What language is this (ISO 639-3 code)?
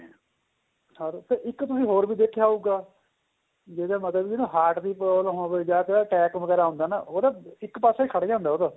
pan